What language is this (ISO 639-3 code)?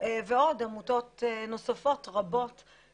heb